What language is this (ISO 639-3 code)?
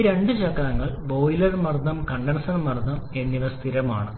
mal